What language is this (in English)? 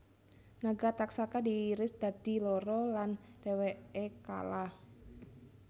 Javanese